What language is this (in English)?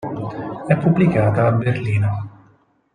Italian